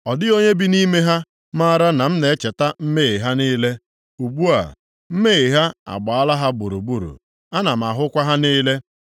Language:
Igbo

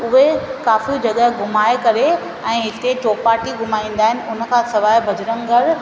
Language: Sindhi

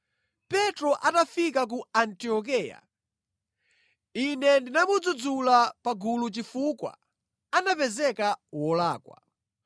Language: Nyanja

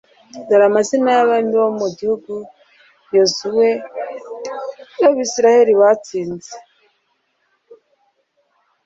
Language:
Kinyarwanda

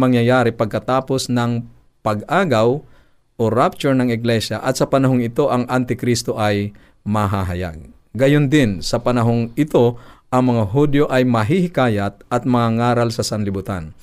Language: Filipino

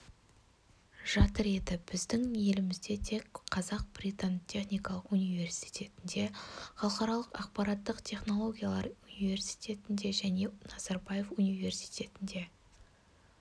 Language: Kazakh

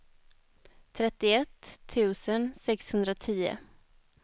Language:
Swedish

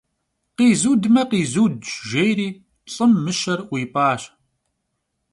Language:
Kabardian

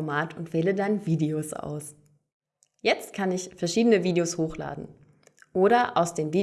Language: German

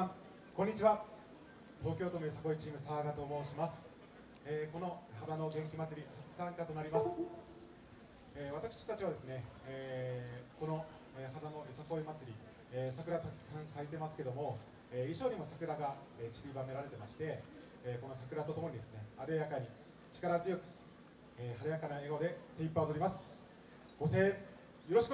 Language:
Japanese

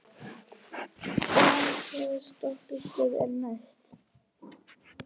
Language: Icelandic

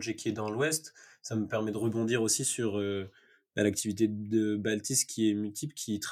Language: French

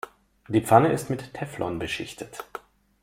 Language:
German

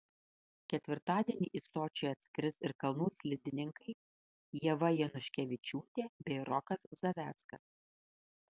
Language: Lithuanian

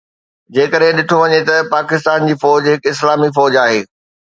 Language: Sindhi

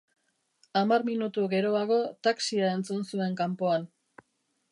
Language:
Basque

